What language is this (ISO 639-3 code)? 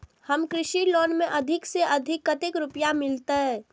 mai